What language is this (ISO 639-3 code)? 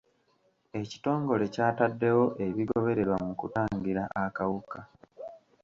lug